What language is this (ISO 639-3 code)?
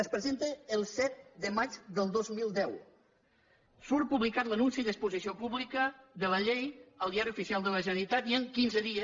cat